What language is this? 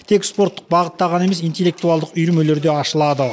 Kazakh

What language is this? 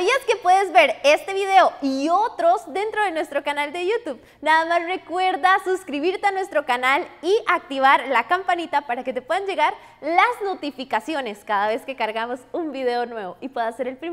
Spanish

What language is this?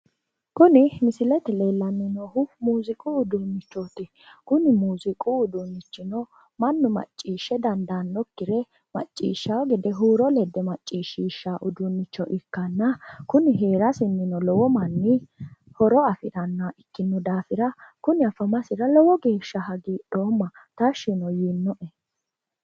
Sidamo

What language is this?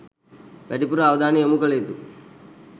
Sinhala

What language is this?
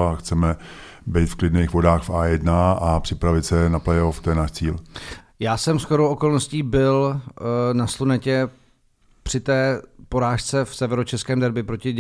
Czech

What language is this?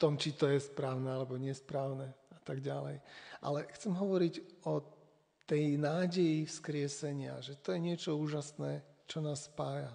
Slovak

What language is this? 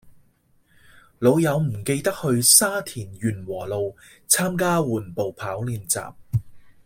Cantonese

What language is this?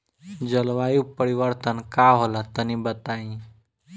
Bhojpuri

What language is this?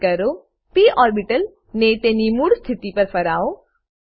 Gujarati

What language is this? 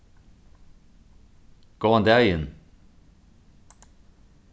Faroese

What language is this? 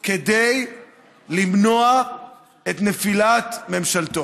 Hebrew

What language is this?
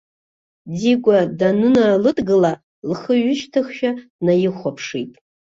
Abkhazian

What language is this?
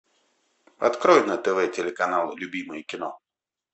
Russian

